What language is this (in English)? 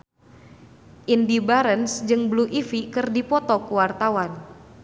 Sundanese